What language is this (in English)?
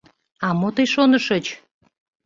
Mari